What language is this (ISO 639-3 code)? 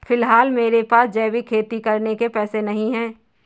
hin